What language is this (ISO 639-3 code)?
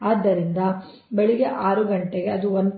kan